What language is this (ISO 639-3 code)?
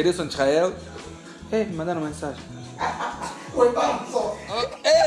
por